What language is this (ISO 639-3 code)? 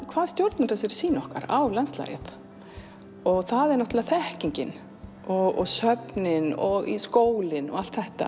isl